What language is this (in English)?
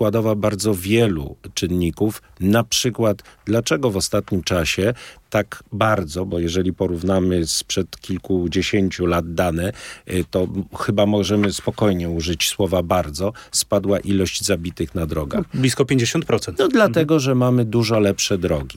Polish